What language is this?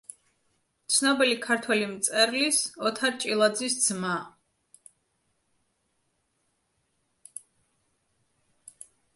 Georgian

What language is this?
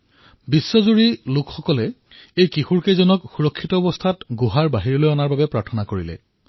Assamese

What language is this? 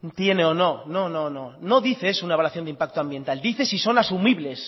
Spanish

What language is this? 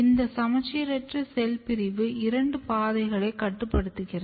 Tamil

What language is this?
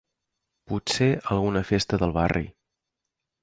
Catalan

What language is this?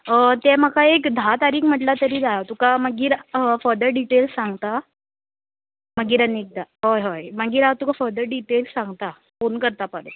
Konkani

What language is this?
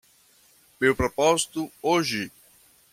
Portuguese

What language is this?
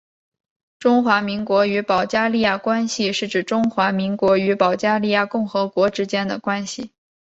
Chinese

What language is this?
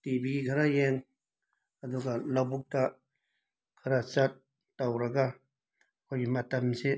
Manipuri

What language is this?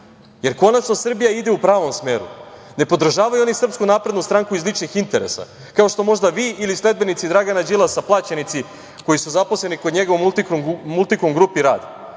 Serbian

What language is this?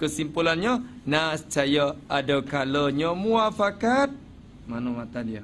Malay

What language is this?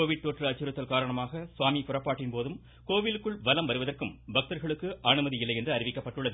Tamil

